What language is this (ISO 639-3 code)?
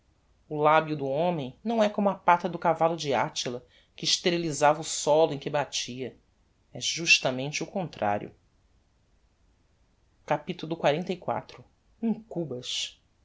por